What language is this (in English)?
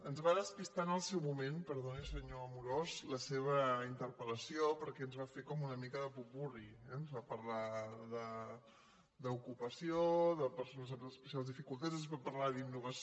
Catalan